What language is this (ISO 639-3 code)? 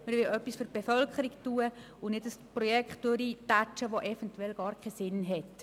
gsw